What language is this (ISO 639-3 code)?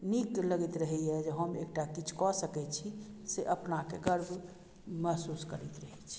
mai